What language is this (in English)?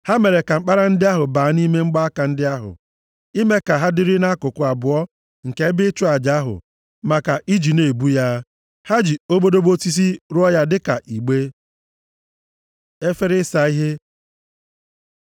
Igbo